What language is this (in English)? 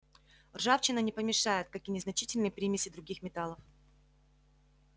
Russian